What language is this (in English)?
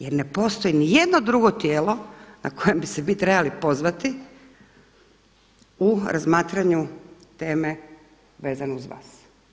Croatian